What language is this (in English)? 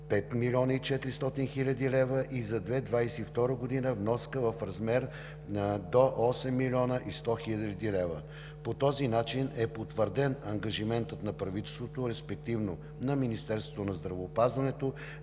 Bulgarian